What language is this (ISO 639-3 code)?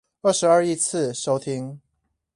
zho